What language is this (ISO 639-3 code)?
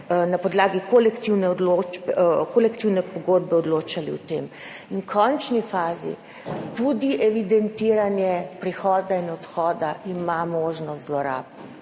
slv